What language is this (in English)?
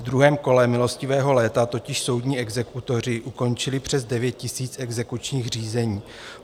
Czech